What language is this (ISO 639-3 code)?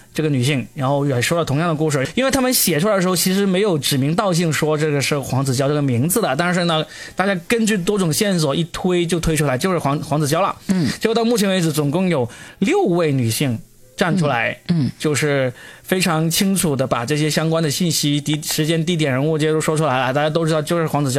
zho